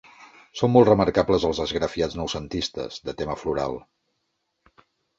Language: Catalan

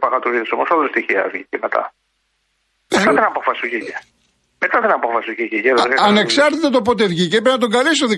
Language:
Greek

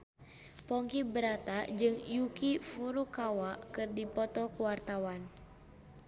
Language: Sundanese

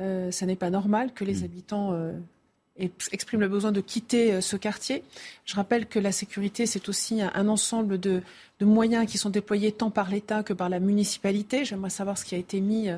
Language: French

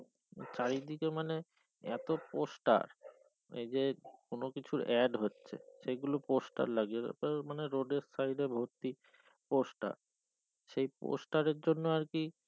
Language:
Bangla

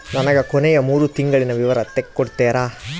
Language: Kannada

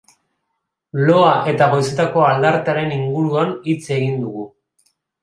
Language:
Basque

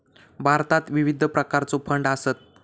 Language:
Marathi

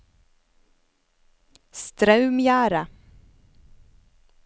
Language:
Norwegian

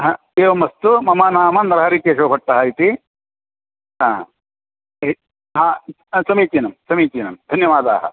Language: Sanskrit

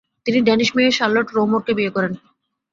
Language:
Bangla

